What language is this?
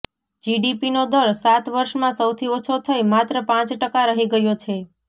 Gujarati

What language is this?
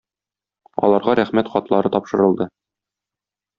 Tatar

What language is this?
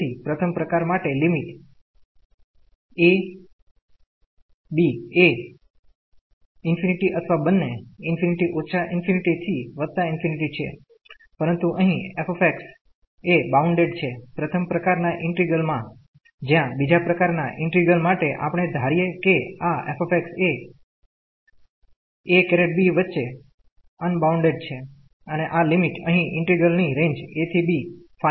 Gujarati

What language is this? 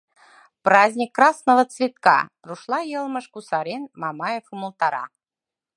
Mari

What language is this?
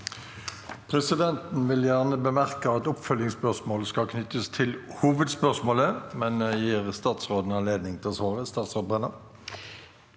Norwegian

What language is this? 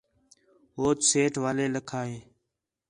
Khetrani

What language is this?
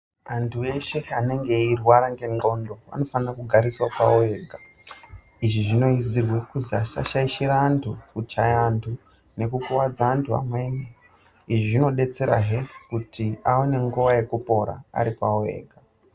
Ndau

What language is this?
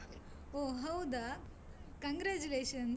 Kannada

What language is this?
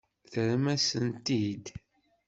Kabyle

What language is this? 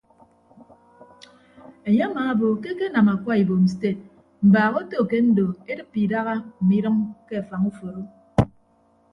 Ibibio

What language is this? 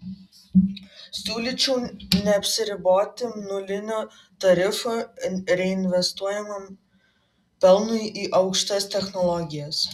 Lithuanian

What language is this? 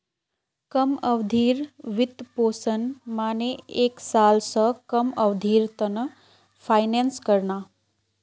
Magahi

